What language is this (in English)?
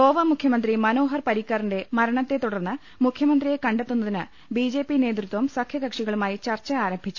Malayalam